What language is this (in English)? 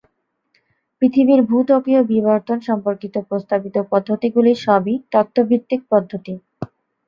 Bangla